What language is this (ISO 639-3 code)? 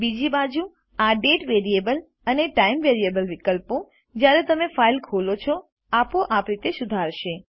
guj